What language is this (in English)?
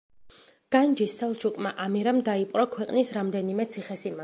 Georgian